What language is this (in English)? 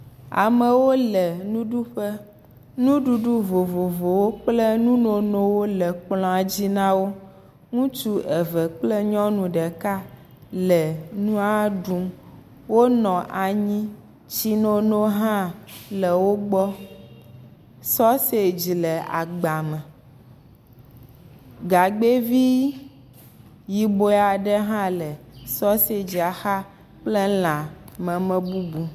Ewe